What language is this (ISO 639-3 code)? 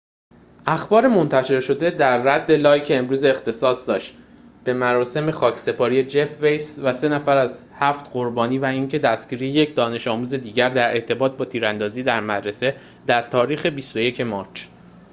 fas